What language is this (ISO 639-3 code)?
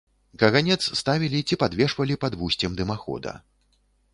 bel